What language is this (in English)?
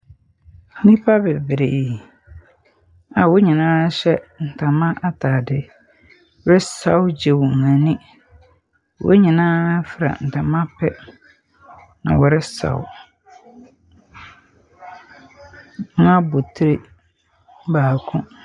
Akan